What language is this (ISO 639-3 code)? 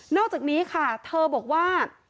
tha